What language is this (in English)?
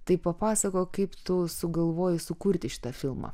Lithuanian